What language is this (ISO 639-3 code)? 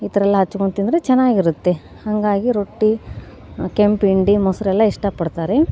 kan